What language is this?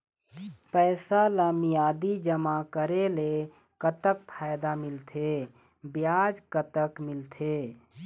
Chhattisgarhi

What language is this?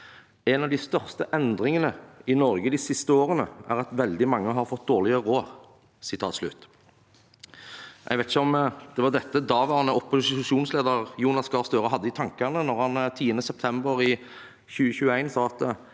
Norwegian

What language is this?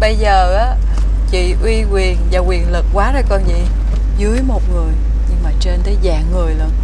Vietnamese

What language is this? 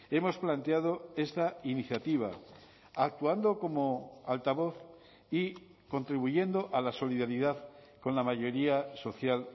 Spanish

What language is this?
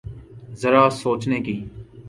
Urdu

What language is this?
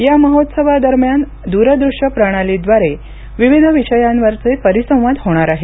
Marathi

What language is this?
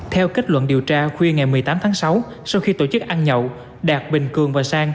Vietnamese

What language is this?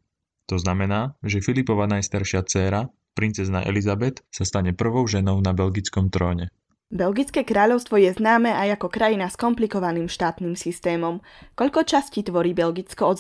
Slovak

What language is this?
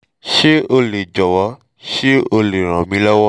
Yoruba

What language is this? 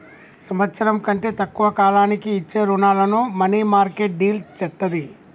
Telugu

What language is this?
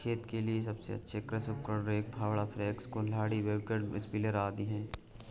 Hindi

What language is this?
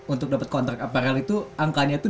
Indonesian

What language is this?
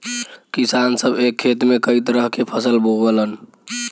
Bhojpuri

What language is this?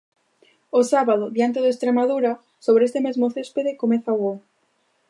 Galician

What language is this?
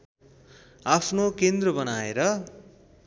Nepali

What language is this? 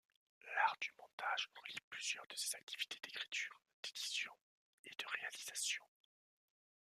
French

